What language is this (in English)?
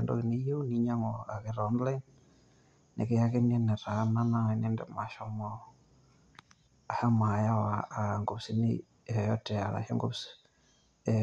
Masai